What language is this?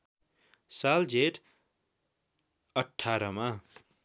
Nepali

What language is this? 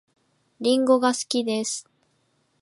Japanese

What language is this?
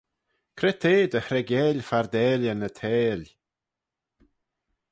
Manx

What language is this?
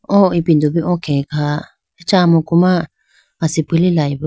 Idu-Mishmi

